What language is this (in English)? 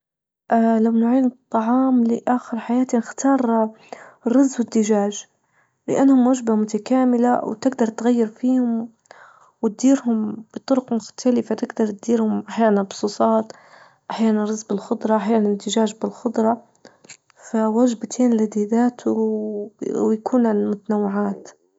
Libyan Arabic